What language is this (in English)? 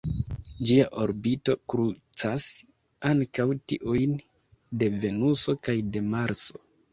Esperanto